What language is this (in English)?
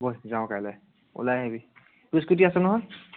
Assamese